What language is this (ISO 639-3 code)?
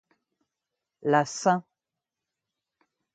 fra